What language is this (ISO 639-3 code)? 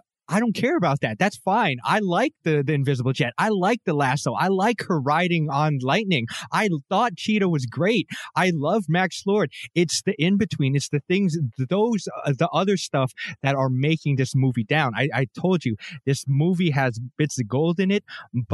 eng